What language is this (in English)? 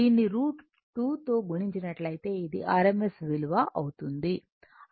Telugu